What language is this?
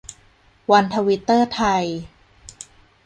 Thai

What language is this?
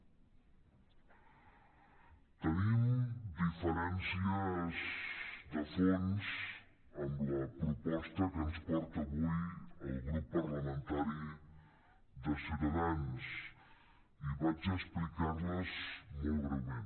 Catalan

